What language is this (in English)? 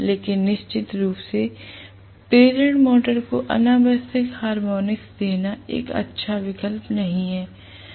Hindi